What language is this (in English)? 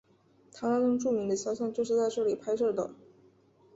Chinese